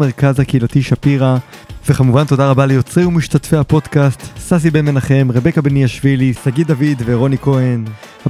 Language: Hebrew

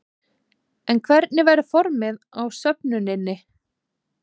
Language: Icelandic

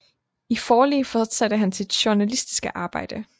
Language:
Danish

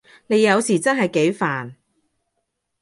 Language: Cantonese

